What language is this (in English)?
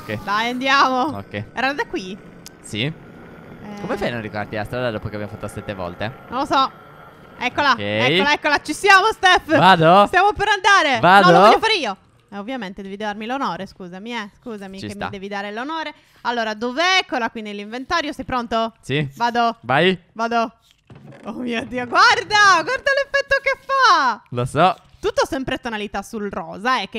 Italian